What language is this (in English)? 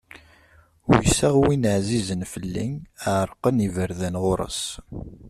Kabyle